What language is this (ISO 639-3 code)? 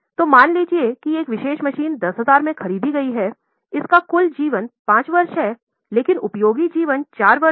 hin